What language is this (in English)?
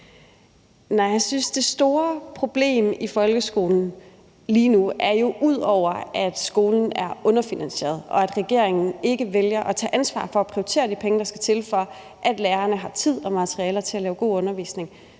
Danish